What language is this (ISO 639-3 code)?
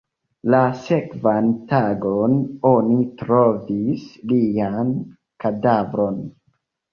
epo